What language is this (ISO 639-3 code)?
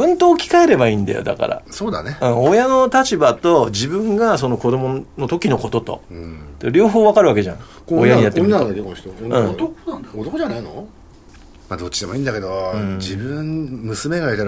jpn